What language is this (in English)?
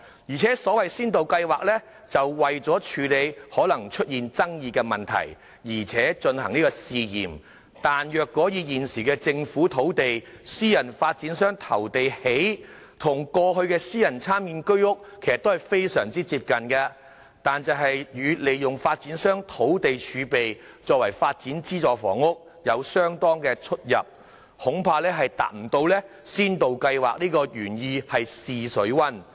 Cantonese